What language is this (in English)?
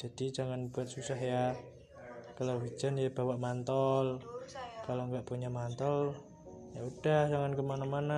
Indonesian